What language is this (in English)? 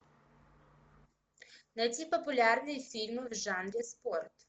Russian